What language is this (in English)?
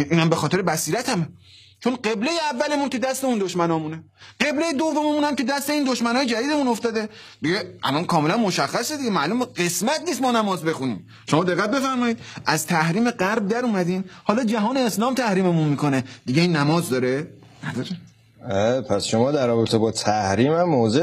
Persian